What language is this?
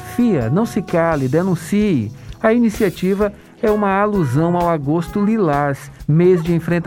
Portuguese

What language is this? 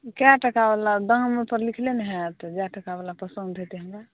Maithili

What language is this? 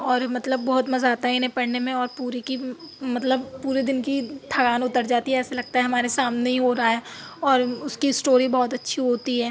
Urdu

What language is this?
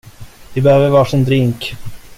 Swedish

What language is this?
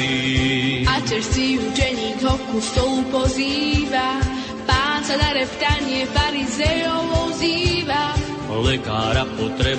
Slovak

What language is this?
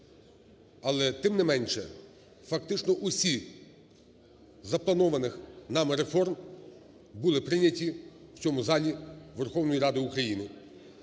Ukrainian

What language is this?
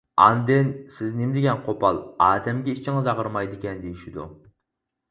Uyghur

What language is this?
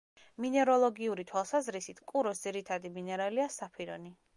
Georgian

